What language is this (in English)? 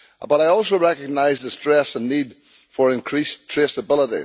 English